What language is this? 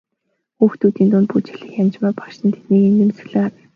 Mongolian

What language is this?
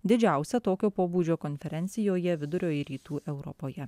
Lithuanian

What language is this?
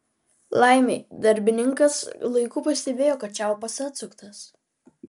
Lithuanian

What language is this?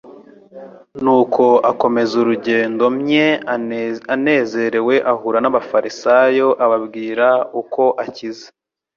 Kinyarwanda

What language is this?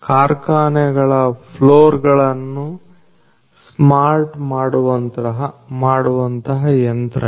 Kannada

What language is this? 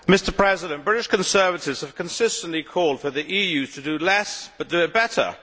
English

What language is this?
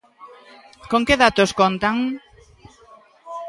Galician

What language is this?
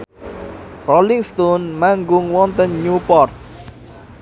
Javanese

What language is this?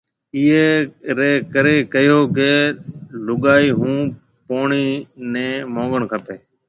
Marwari (Pakistan)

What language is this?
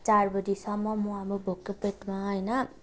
Nepali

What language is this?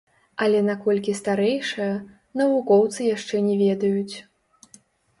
Belarusian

